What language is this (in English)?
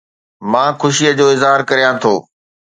Sindhi